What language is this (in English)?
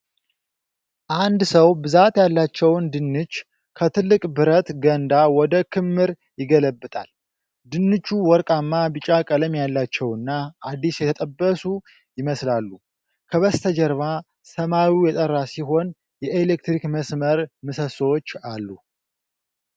Amharic